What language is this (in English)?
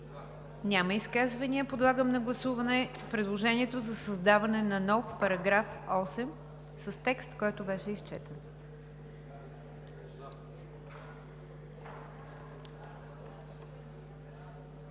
Bulgarian